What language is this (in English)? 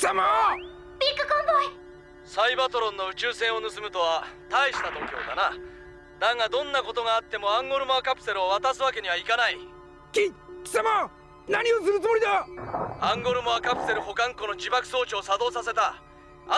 Japanese